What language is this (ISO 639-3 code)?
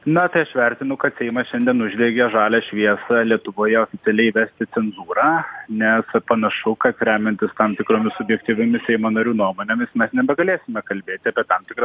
lit